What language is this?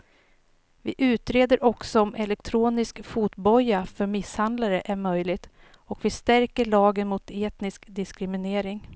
Swedish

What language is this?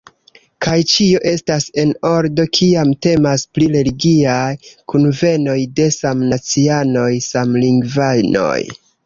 Esperanto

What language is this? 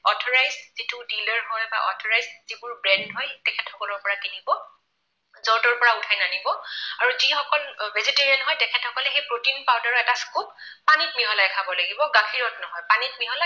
Assamese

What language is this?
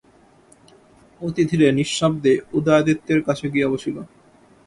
Bangla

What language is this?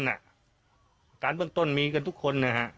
Thai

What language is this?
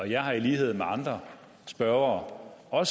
Danish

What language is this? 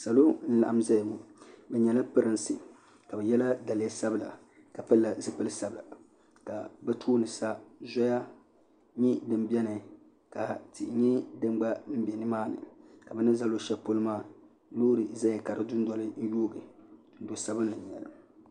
Dagbani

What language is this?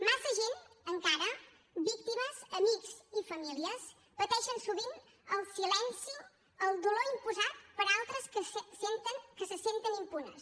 Catalan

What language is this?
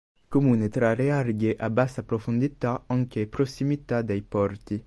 Italian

